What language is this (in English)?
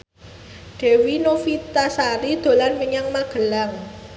Javanese